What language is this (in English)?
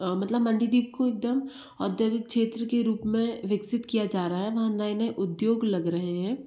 Hindi